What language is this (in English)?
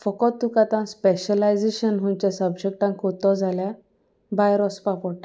Konkani